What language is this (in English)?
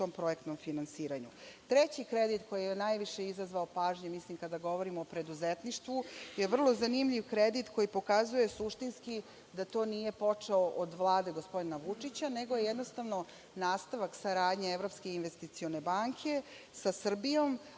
Serbian